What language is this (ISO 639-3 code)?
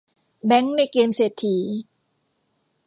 tha